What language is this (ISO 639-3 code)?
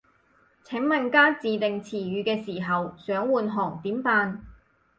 yue